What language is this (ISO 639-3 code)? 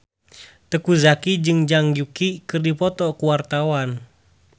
sun